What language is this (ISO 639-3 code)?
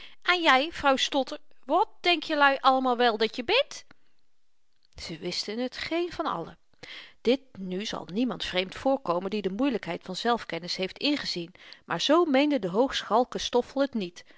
nld